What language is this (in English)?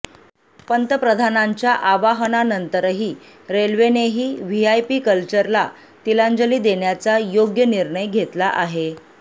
Marathi